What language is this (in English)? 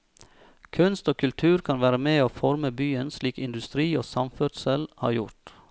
Norwegian